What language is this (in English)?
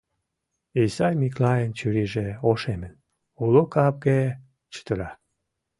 Mari